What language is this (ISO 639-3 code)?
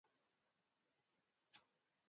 swa